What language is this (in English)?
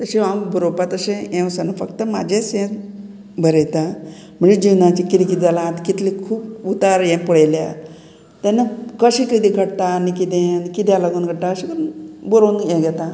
Konkani